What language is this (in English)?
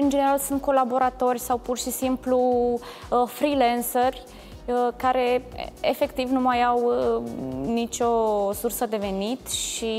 Romanian